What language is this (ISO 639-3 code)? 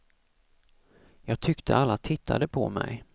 swe